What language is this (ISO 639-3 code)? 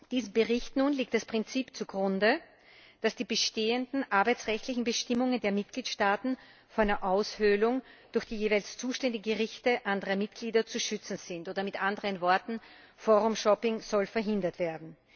deu